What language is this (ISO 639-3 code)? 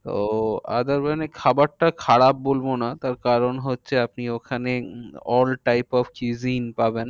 ben